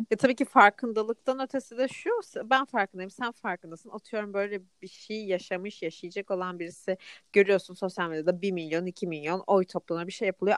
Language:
Turkish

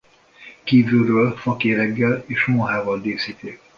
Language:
Hungarian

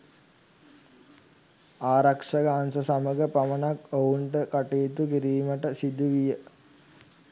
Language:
Sinhala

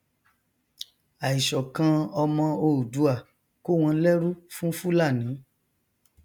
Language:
Yoruba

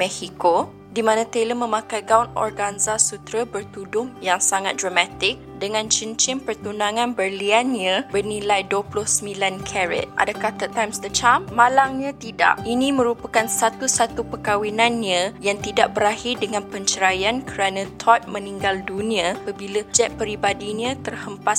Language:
Malay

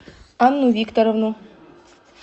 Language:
Russian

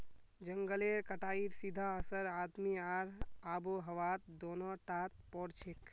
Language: Magahi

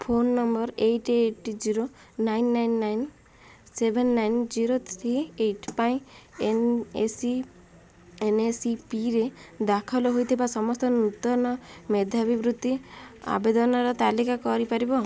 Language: Odia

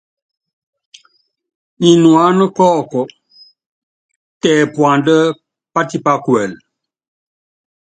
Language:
Yangben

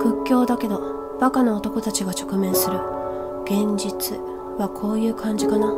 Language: Japanese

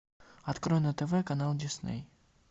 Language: Russian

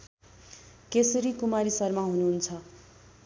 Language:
Nepali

